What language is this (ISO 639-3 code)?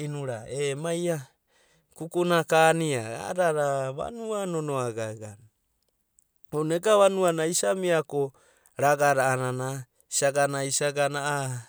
kbt